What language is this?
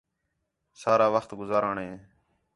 Khetrani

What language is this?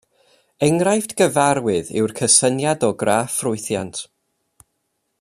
Welsh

